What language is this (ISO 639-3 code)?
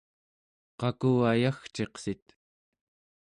esu